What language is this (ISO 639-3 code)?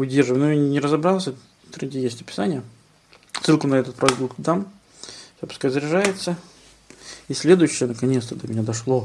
rus